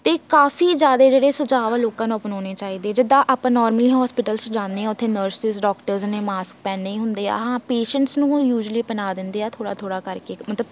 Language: Punjabi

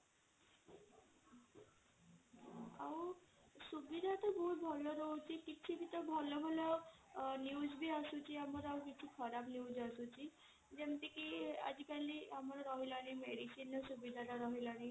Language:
Odia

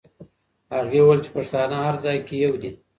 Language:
Pashto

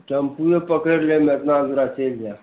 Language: Maithili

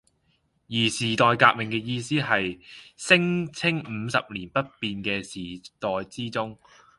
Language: Cantonese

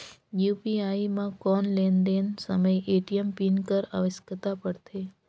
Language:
Chhattisgarhi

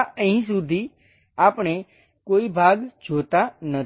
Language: Gujarati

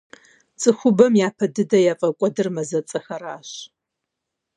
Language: Kabardian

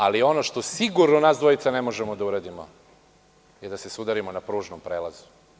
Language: Serbian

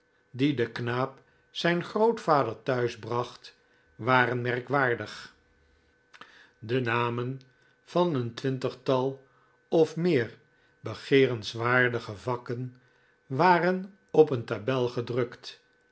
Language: Dutch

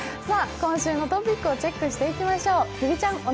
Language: Japanese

